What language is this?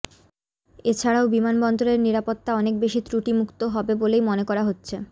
Bangla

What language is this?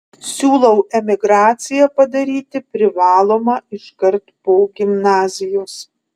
Lithuanian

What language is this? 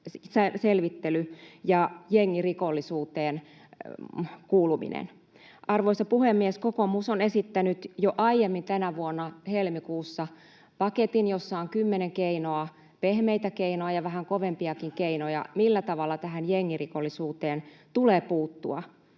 Finnish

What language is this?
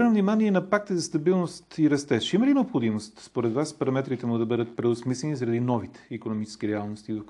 Bulgarian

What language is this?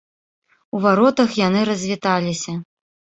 Belarusian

